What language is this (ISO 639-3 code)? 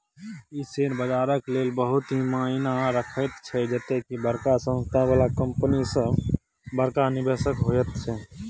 mai